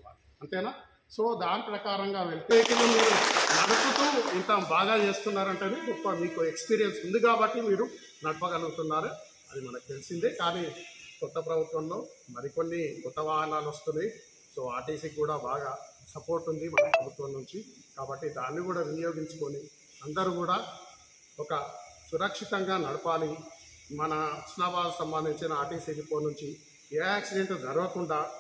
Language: Telugu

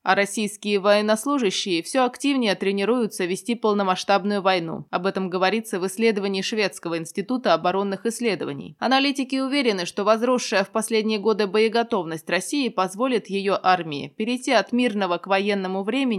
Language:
Russian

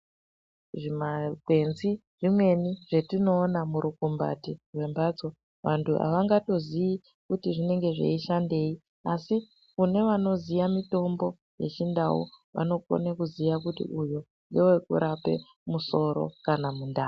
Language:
Ndau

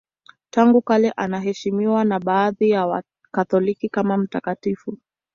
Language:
Swahili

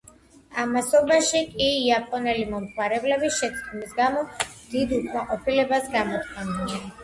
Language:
Georgian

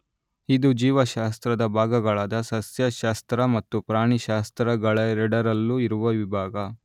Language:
Kannada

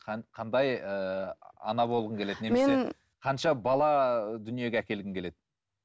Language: Kazakh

